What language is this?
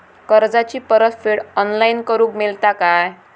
Marathi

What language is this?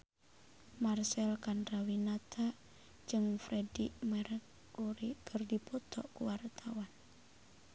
Sundanese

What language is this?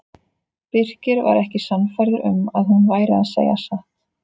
Icelandic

